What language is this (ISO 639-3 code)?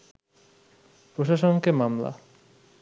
ben